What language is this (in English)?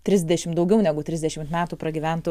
Lithuanian